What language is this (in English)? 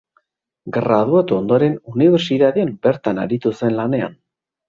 Basque